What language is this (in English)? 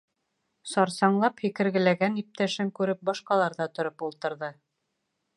Bashkir